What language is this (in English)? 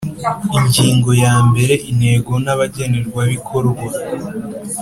Kinyarwanda